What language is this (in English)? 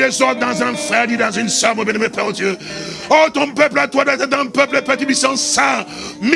French